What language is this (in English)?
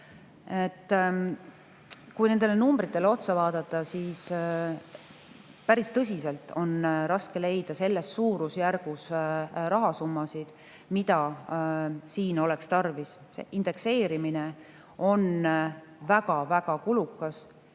Estonian